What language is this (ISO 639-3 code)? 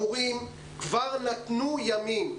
heb